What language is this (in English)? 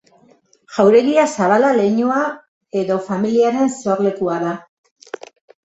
Basque